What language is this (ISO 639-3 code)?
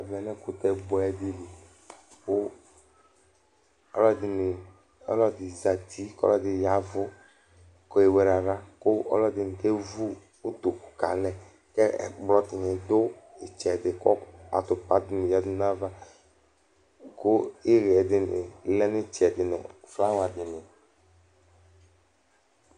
kpo